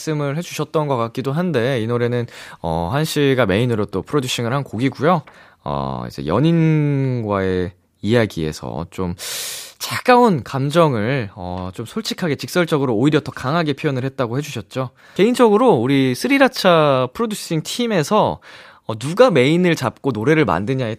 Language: Korean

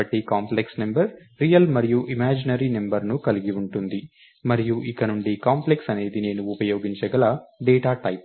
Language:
Telugu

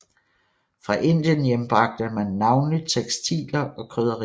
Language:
Danish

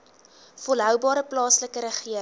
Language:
Afrikaans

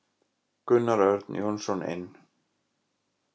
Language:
Icelandic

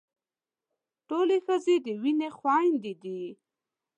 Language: Pashto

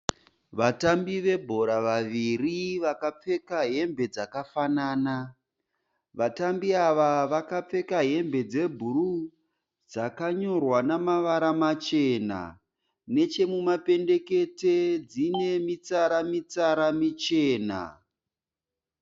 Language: Shona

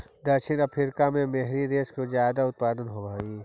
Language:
Magahi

